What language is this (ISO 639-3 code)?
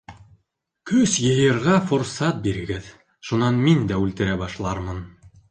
bak